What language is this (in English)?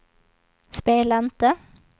Swedish